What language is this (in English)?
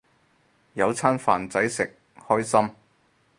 Cantonese